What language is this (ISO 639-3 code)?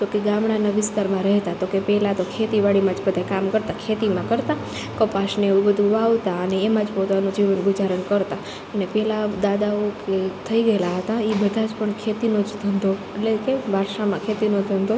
guj